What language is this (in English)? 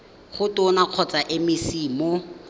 Tswana